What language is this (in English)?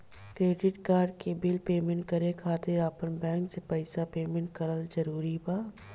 Bhojpuri